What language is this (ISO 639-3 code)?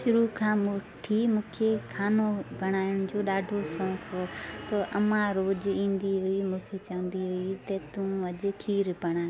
snd